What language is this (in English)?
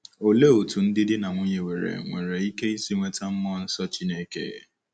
Igbo